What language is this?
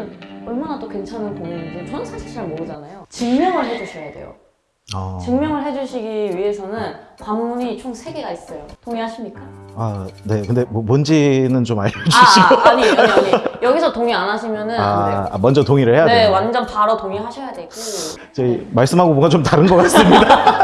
Korean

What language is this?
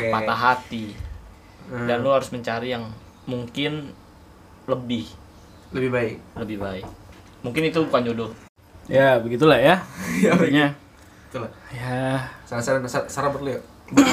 Indonesian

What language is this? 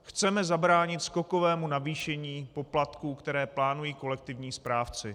Czech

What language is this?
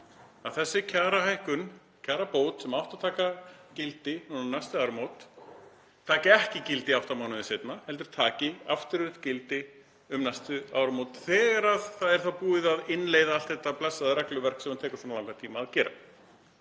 Icelandic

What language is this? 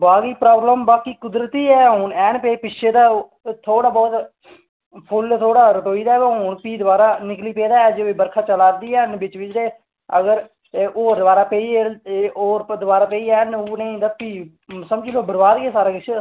Dogri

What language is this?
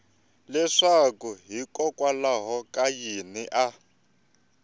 Tsonga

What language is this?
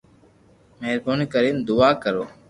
Loarki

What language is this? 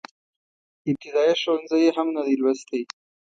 Pashto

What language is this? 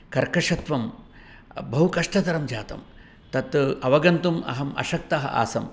Sanskrit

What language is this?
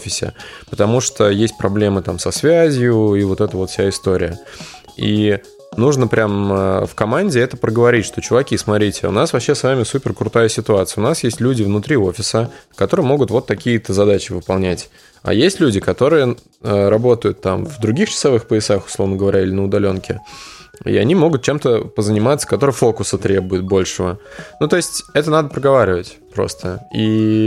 Russian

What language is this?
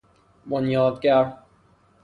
Persian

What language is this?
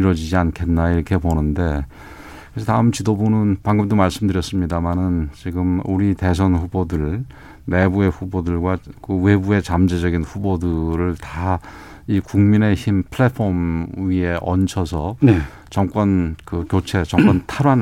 Korean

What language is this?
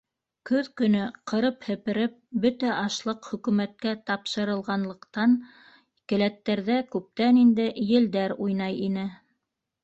Bashkir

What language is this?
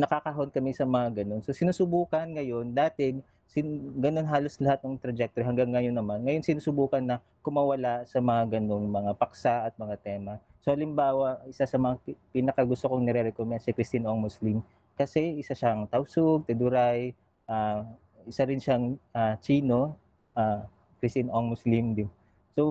Filipino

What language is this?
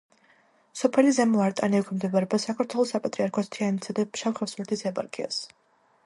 Georgian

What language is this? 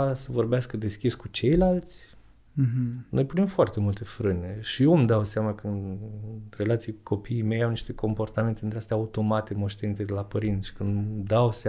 Romanian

